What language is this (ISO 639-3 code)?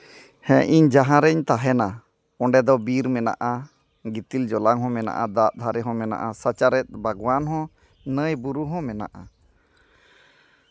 sat